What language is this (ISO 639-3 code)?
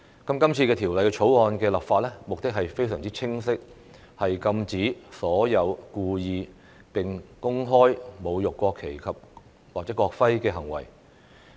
yue